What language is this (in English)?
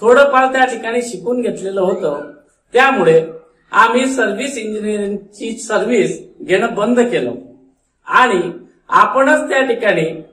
Hindi